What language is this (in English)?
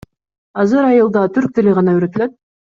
Kyrgyz